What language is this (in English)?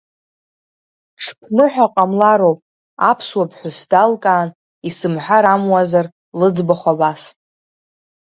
Abkhazian